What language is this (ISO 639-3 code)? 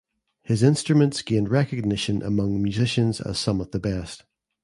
eng